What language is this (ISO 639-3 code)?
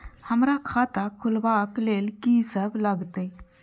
mai